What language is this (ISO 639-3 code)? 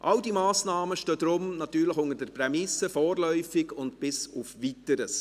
gsw